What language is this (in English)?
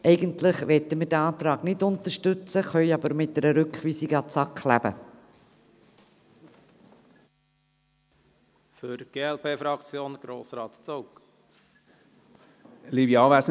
Swiss German